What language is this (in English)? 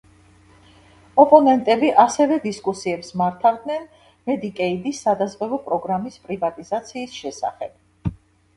Georgian